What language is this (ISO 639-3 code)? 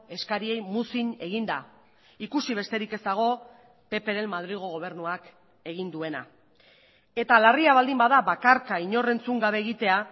eus